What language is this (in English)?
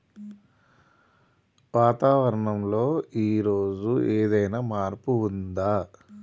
Telugu